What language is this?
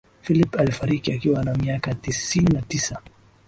Swahili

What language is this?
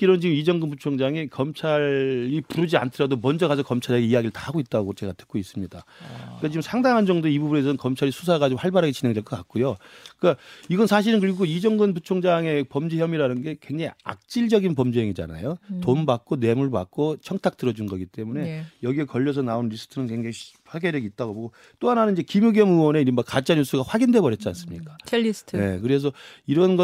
Korean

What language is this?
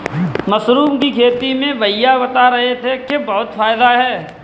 Hindi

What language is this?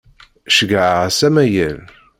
Kabyle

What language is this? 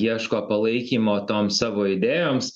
Lithuanian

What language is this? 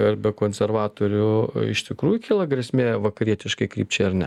Lithuanian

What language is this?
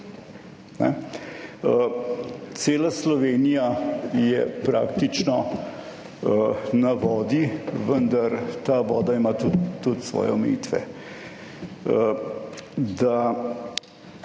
Slovenian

